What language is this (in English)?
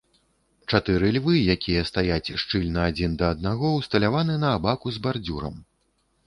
Belarusian